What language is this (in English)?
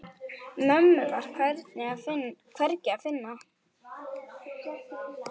Icelandic